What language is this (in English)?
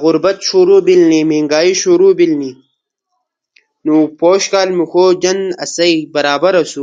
Ushojo